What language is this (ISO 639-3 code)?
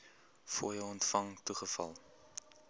afr